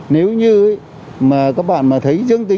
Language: Vietnamese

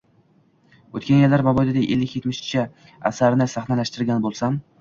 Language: Uzbek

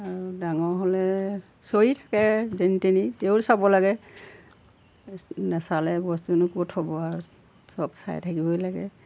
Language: Assamese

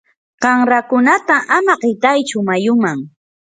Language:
Yanahuanca Pasco Quechua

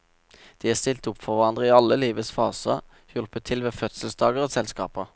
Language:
Norwegian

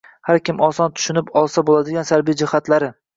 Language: Uzbek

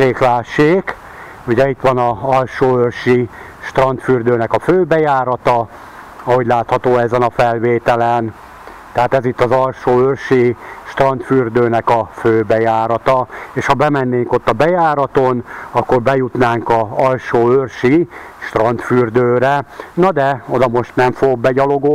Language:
Hungarian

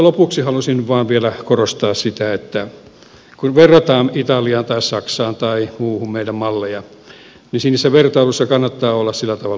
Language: Finnish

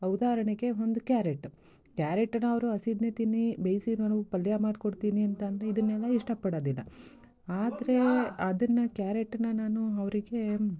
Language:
Kannada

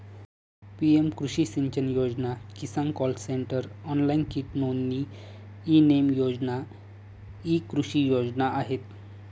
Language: Marathi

